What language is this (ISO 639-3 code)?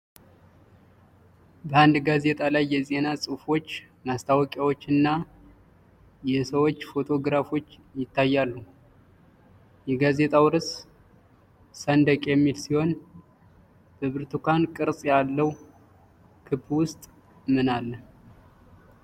amh